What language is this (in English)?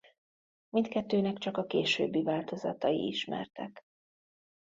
Hungarian